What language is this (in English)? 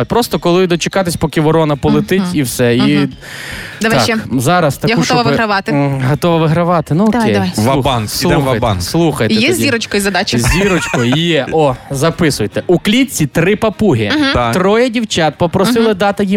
Ukrainian